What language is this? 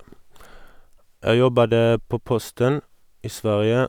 Norwegian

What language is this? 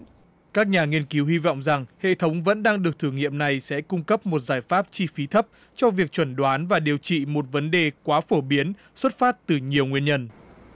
Vietnamese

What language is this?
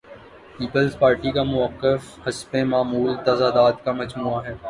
Urdu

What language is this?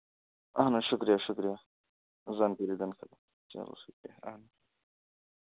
Kashmiri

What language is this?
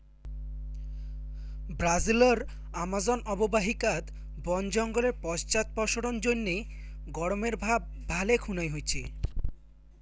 Bangla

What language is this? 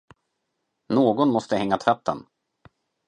Swedish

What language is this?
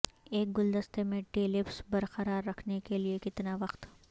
Urdu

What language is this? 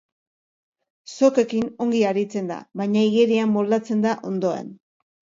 Basque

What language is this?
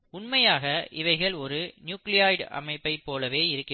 Tamil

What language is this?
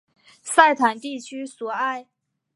Chinese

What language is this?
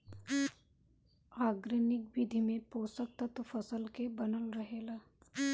Bhojpuri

